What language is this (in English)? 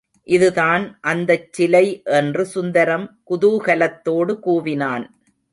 Tamil